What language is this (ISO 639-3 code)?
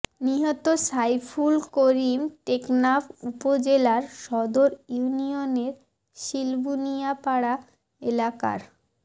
ben